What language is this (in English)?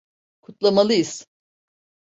Turkish